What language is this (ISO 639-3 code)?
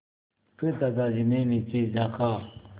hin